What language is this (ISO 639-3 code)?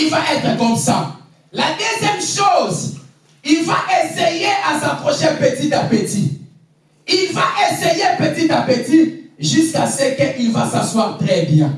fra